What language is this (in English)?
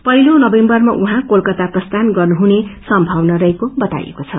Nepali